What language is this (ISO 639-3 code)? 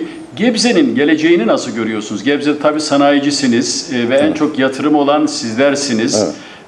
tur